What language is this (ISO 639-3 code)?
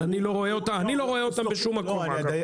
heb